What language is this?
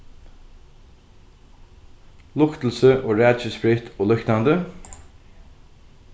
Faroese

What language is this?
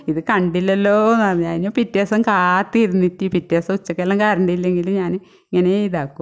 Malayalam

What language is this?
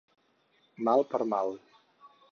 Catalan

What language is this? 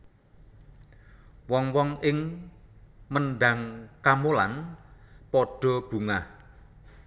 Javanese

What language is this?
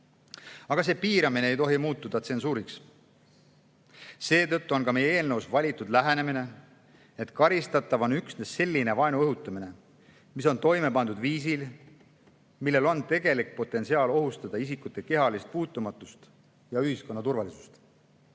Estonian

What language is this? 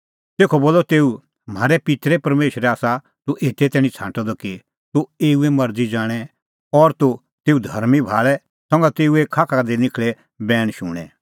Kullu Pahari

